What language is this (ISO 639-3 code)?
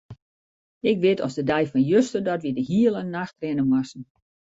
fry